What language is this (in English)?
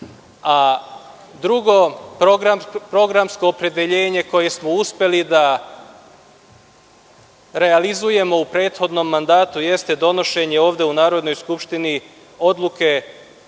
Serbian